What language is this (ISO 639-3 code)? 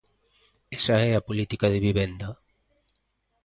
glg